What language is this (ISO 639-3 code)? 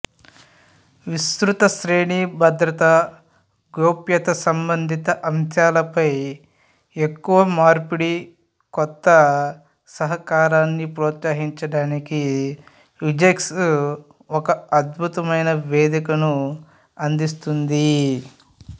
tel